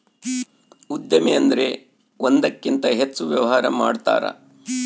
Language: Kannada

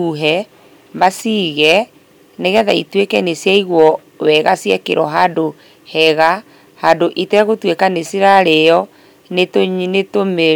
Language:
Kikuyu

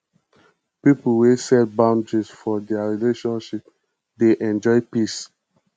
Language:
Nigerian Pidgin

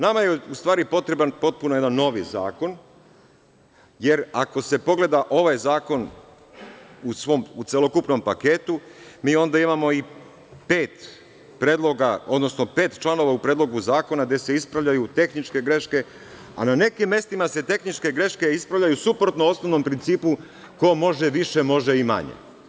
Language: Serbian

